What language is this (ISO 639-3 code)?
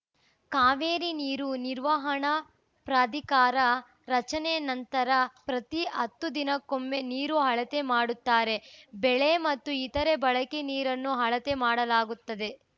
kan